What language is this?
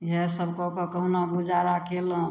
Maithili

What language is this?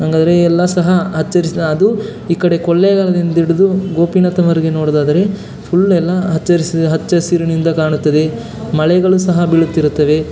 Kannada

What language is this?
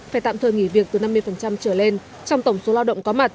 Vietnamese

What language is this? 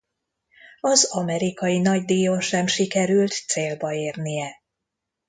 Hungarian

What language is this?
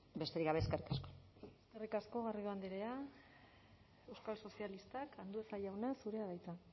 Basque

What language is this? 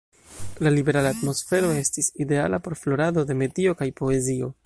Esperanto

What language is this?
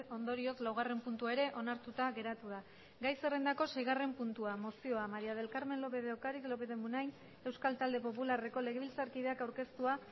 Basque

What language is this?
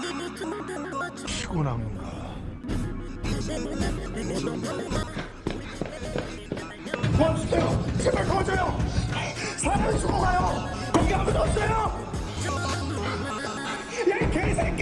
Korean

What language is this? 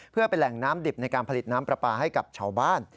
Thai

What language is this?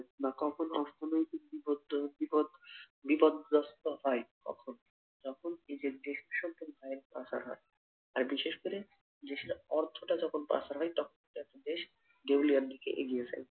Bangla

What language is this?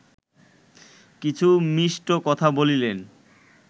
Bangla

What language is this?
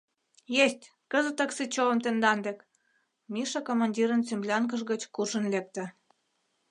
Mari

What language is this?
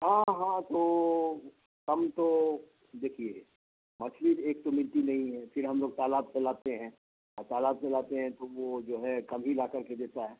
Urdu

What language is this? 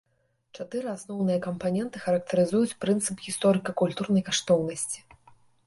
Belarusian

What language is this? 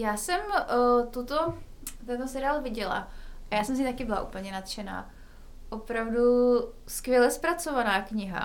Czech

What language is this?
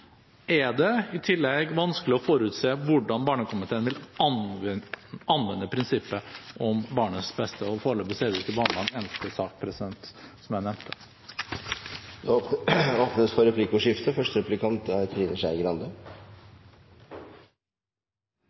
Norwegian Bokmål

